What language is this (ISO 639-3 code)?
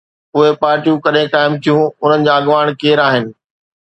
snd